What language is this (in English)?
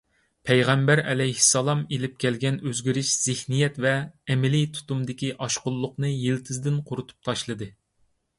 Uyghur